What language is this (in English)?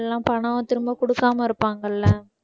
Tamil